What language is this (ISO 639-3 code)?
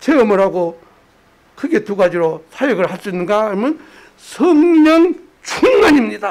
kor